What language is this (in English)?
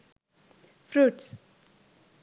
Sinhala